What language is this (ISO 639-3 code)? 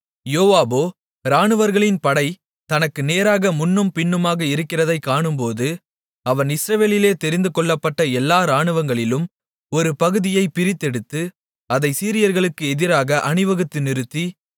tam